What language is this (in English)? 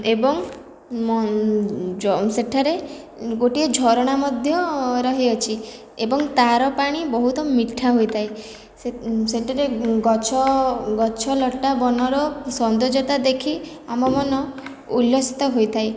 Odia